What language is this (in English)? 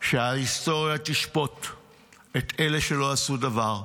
Hebrew